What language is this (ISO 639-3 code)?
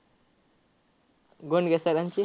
mar